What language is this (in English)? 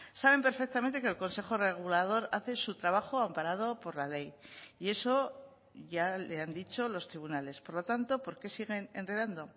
Spanish